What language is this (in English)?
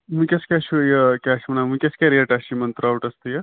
Kashmiri